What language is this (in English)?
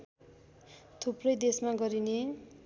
Nepali